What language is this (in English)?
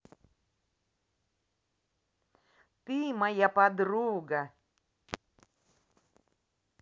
Russian